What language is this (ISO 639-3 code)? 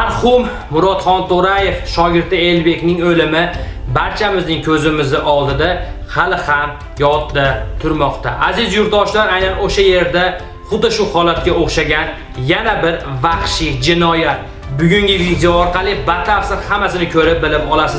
uzb